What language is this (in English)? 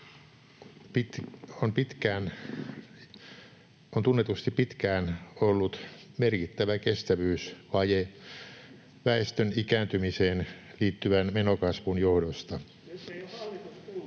Finnish